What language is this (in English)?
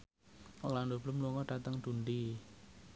Javanese